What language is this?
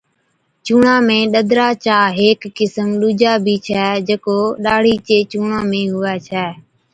Od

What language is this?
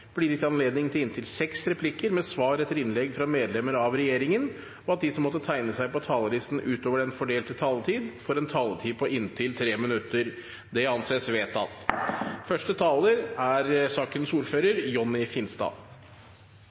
Norwegian Bokmål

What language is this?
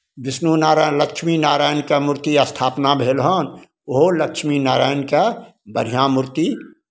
Maithili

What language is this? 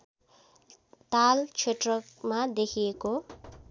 Nepali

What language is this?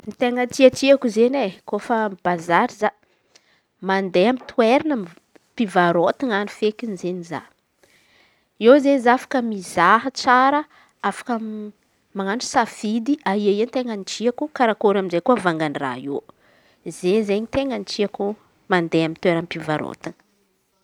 Antankarana Malagasy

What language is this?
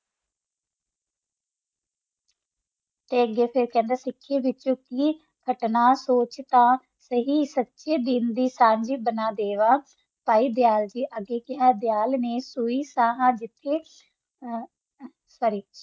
Punjabi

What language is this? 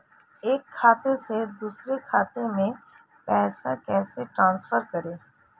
Hindi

